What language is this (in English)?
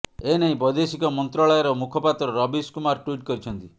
Odia